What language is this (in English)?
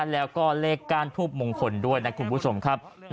Thai